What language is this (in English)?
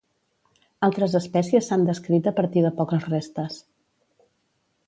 Catalan